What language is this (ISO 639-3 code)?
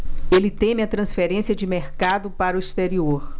por